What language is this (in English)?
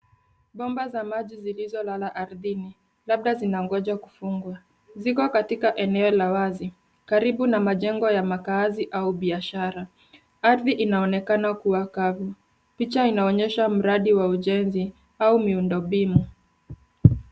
Swahili